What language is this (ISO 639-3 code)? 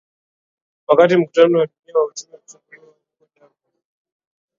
swa